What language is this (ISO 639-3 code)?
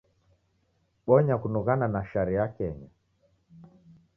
dav